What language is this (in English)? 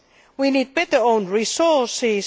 English